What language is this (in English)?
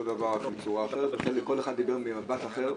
Hebrew